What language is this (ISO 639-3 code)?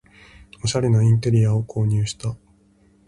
jpn